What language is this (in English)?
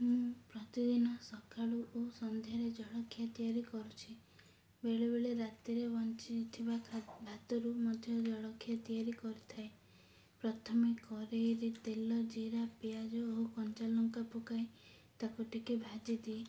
Odia